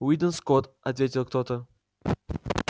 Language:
Russian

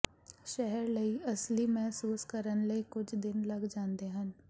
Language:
Punjabi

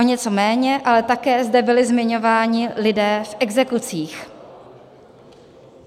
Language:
Czech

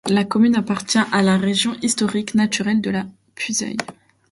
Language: French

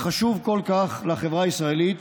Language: Hebrew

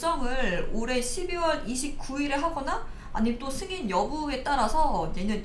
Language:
Korean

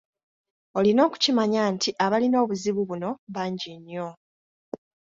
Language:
Ganda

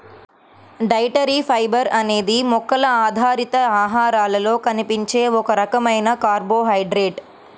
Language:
Telugu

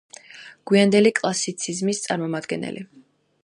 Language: Georgian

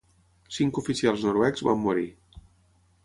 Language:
Catalan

